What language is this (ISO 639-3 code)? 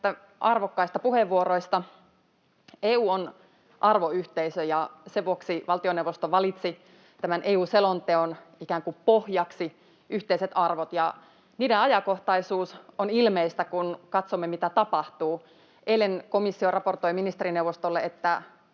fin